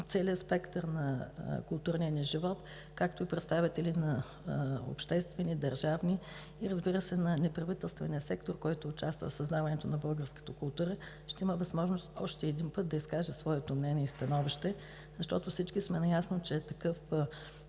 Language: Bulgarian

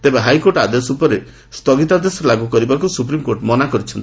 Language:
Odia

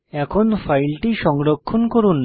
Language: Bangla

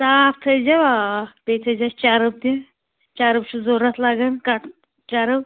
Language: Kashmiri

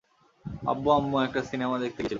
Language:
Bangla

